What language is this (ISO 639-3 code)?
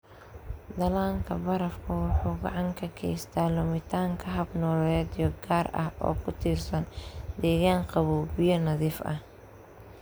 som